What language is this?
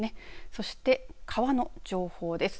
Japanese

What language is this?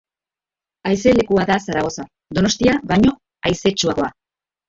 Basque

